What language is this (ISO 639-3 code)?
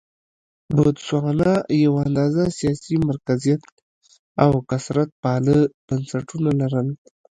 pus